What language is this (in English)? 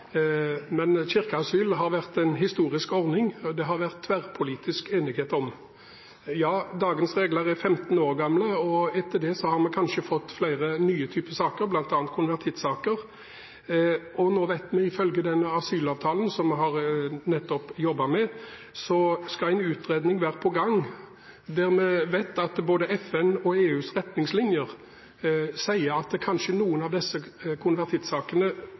Norwegian Bokmål